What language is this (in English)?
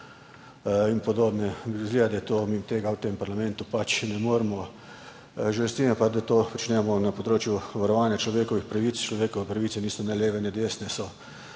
Slovenian